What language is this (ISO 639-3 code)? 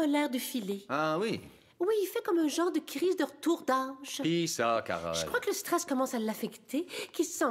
fra